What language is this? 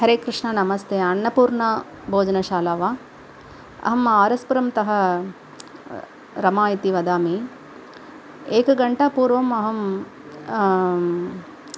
Sanskrit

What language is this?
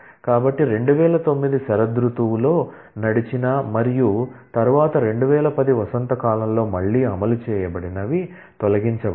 Telugu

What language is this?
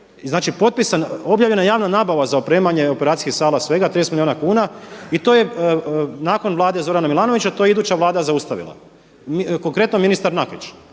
Croatian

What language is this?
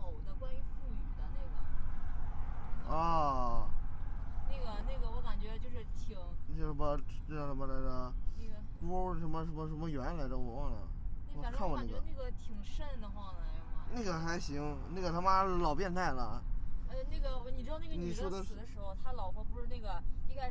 Chinese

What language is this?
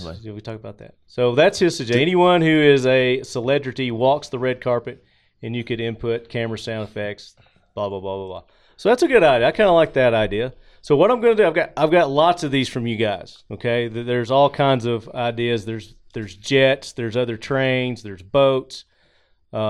English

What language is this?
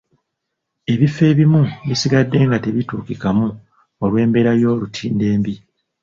Ganda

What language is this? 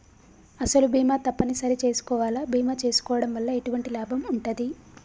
Telugu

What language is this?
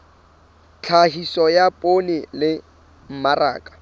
Southern Sotho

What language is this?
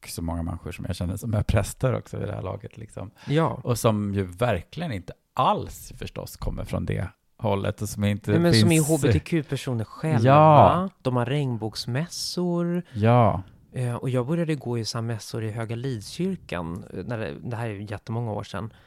Swedish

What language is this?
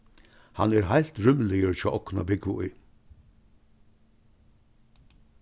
Faroese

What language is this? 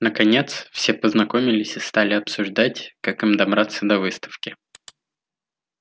Russian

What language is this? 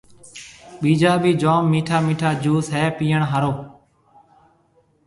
Marwari (Pakistan)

